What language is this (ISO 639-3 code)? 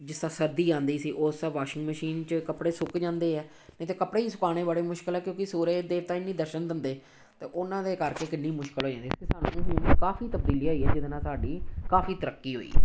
pan